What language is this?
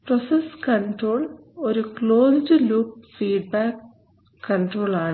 Malayalam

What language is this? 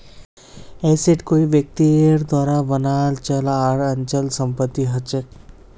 Magahi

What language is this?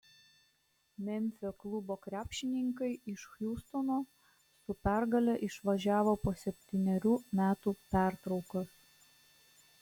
Lithuanian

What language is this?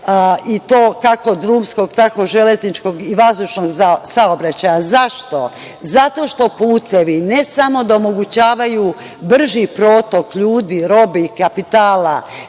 Serbian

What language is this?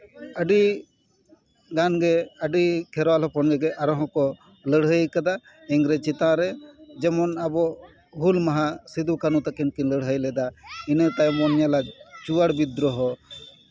Santali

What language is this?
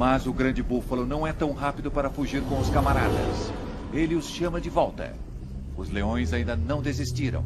Portuguese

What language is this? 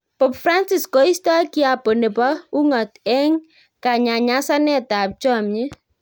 Kalenjin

